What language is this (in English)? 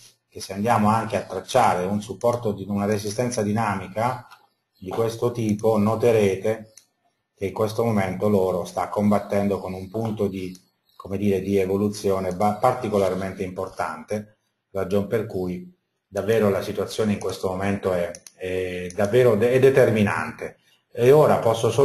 Italian